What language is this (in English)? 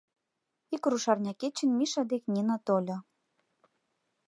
Mari